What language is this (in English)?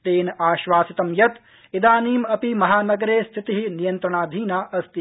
Sanskrit